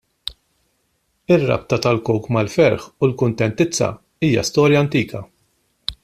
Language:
Maltese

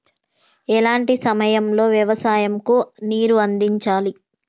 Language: Telugu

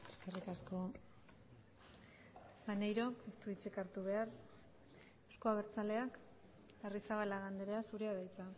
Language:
Basque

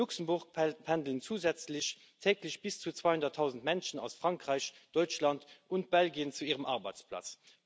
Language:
German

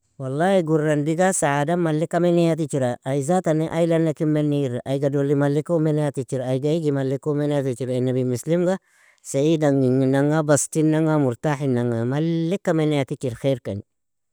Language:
Nobiin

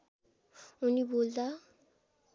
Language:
Nepali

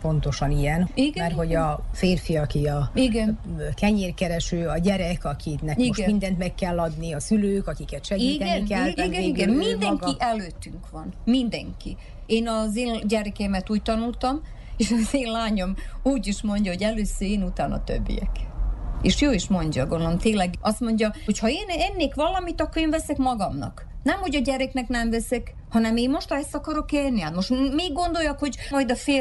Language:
Hungarian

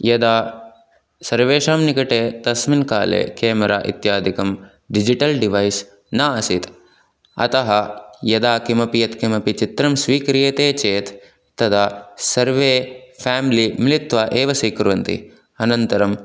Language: Sanskrit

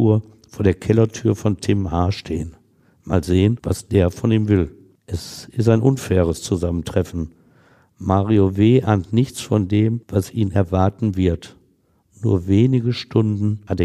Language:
German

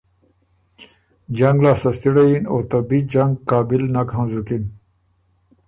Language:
Ormuri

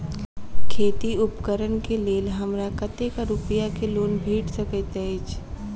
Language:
Maithili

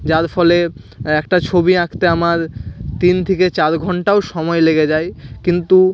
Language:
Bangla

